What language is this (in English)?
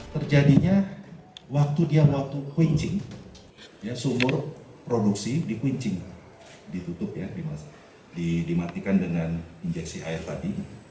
Indonesian